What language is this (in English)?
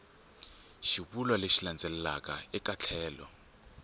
Tsonga